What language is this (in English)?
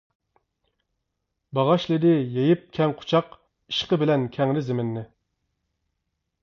Uyghur